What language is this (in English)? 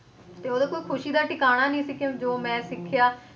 Punjabi